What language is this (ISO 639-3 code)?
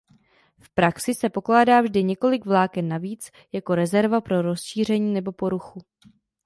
ces